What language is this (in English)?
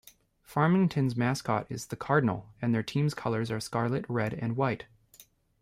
English